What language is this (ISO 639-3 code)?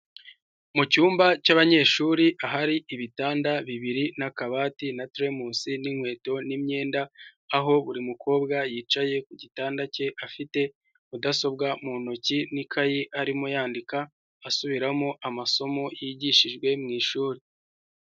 kin